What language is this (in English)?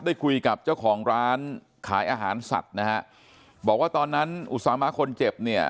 Thai